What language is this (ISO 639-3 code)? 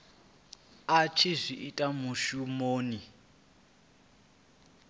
ven